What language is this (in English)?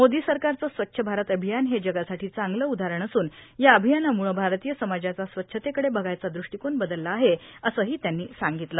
Marathi